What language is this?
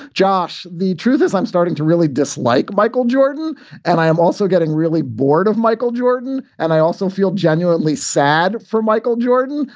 English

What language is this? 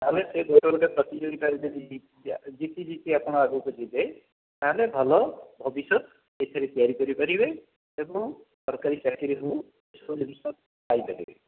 Odia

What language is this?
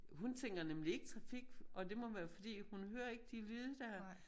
Danish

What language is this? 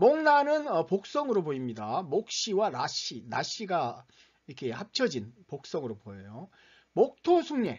Korean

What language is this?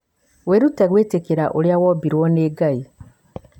Kikuyu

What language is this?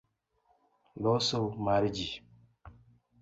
Luo (Kenya and Tanzania)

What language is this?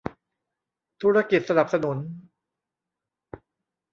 Thai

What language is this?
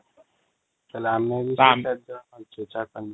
Odia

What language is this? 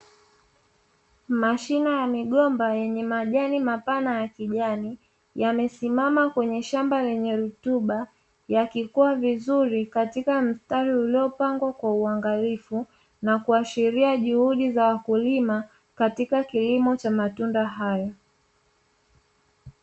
Swahili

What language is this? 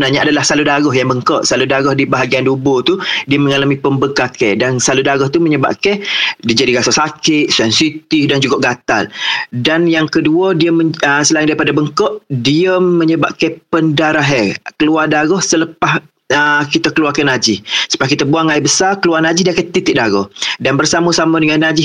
Malay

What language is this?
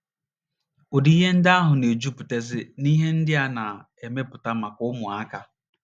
Igbo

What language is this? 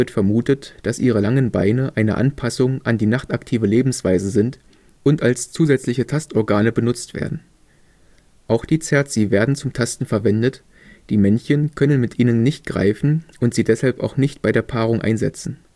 German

